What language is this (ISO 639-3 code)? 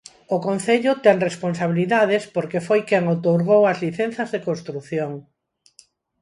glg